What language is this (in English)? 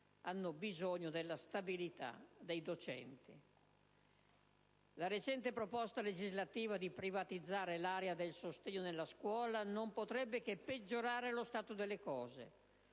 Italian